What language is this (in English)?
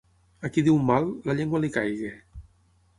Catalan